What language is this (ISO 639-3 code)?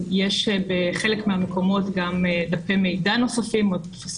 heb